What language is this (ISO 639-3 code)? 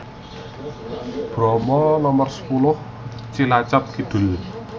jav